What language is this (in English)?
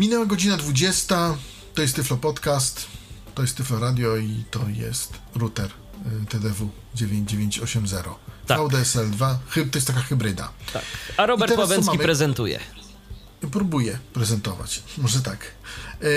Polish